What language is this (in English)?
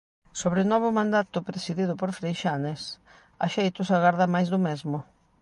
Galician